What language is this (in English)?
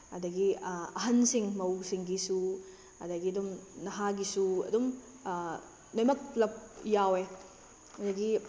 Manipuri